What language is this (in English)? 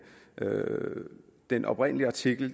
Danish